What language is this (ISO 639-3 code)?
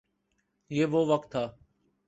urd